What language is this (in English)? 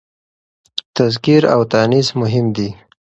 Pashto